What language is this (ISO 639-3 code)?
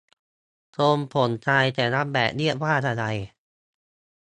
tha